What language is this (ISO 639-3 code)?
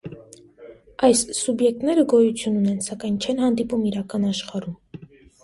hye